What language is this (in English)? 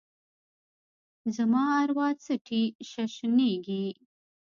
Pashto